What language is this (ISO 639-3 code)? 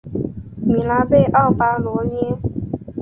zho